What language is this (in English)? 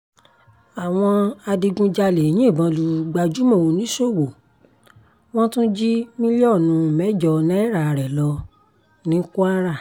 Yoruba